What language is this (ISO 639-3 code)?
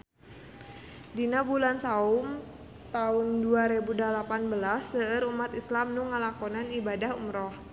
sun